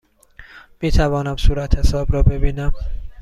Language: Persian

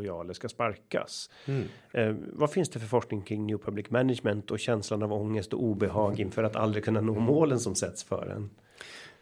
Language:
Swedish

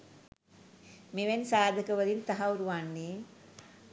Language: Sinhala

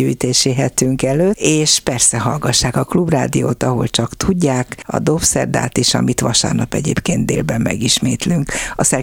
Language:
Hungarian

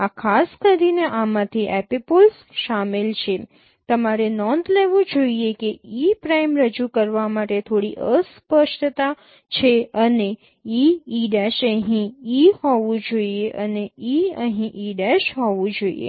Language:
Gujarati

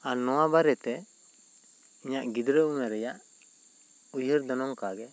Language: Santali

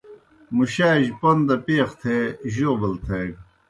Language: Kohistani Shina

